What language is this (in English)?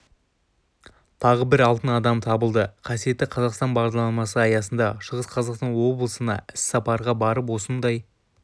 Kazakh